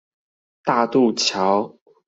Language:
Chinese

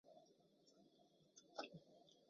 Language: Chinese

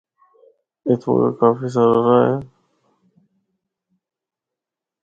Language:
Northern Hindko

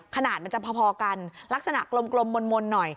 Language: Thai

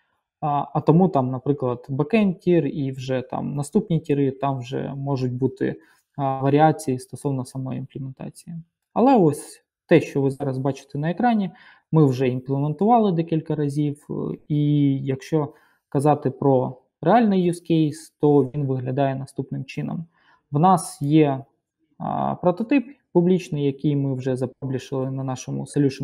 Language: Ukrainian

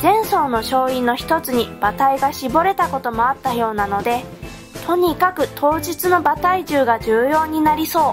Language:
Japanese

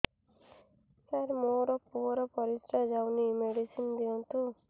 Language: Odia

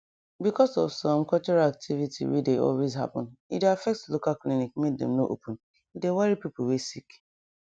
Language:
Nigerian Pidgin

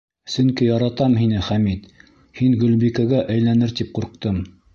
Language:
Bashkir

